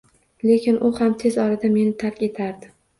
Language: Uzbek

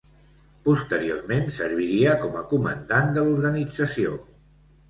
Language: Catalan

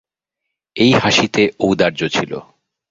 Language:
Bangla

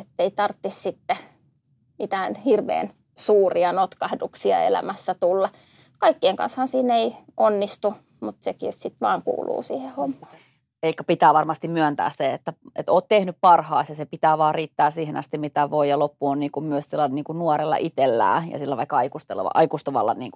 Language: Finnish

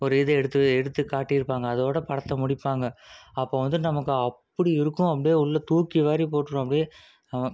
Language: Tamil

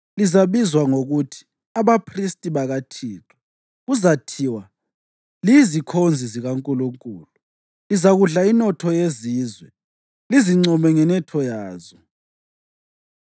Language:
North Ndebele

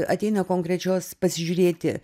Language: Lithuanian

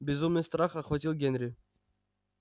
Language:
Russian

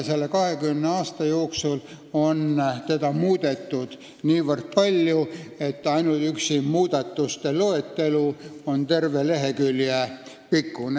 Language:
Estonian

